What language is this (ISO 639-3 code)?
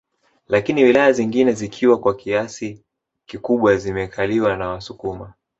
swa